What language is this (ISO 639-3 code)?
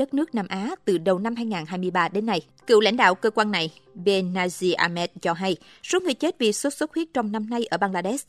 vie